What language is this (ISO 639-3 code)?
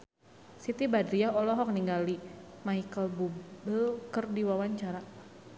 sun